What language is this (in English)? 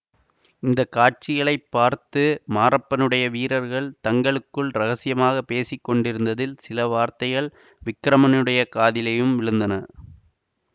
Tamil